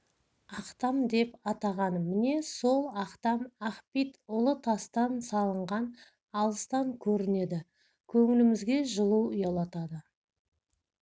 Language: Kazakh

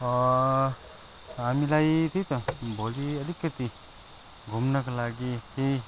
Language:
Nepali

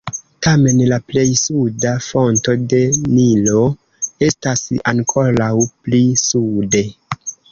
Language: Esperanto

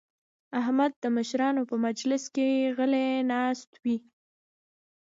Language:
Pashto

